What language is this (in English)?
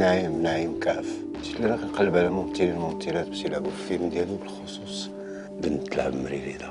Arabic